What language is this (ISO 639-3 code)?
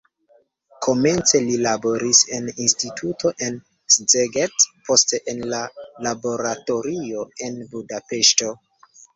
epo